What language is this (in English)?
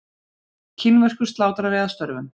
Icelandic